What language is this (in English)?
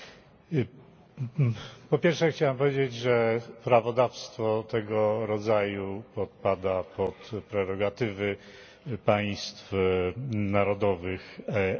Polish